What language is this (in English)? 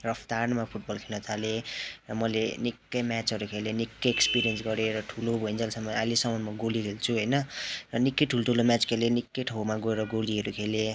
Nepali